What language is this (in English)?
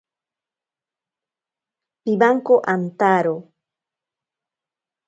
Ashéninka Perené